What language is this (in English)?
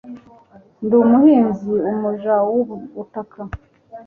Kinyarwanda